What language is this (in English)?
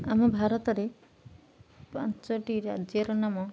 Odia